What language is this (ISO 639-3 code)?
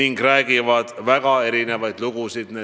est